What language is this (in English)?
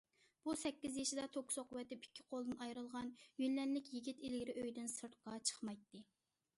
Uyghur